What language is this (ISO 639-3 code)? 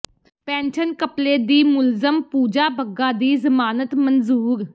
pan